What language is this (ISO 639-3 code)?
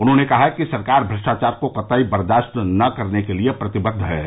hin